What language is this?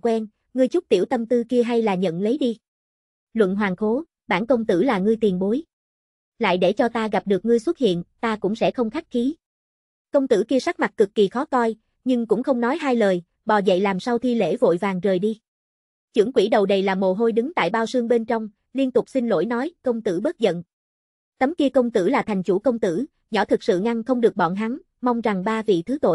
Vietnamese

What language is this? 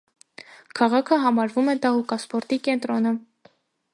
Armenian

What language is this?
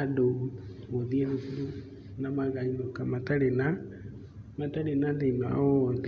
Kikuyu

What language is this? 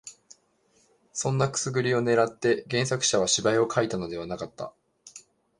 Japanese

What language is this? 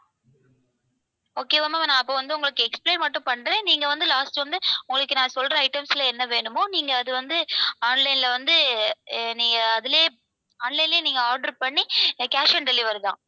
Tamil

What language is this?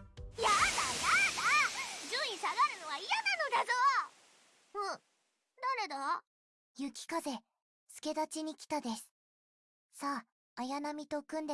Japanese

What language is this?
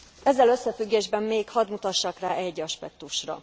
Hungarian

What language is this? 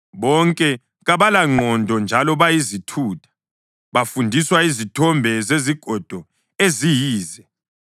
North Ndebele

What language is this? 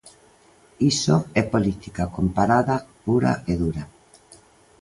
Galician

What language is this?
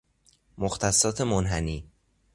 Persian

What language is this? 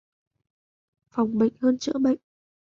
Vietnamese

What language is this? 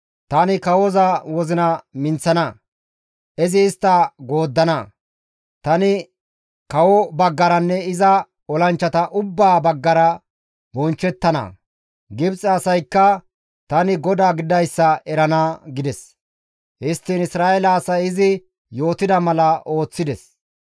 Gamo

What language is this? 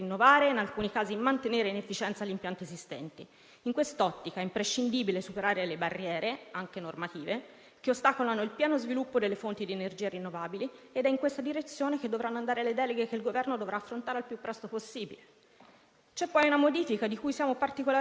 Italian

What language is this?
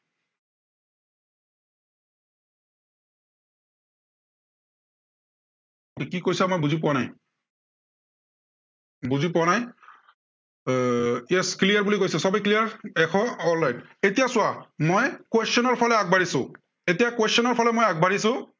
Assamese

